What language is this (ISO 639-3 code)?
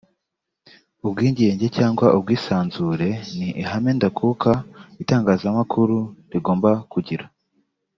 kin